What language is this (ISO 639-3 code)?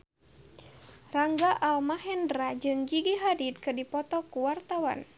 sun